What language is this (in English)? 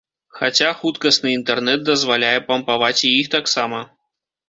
Belarusian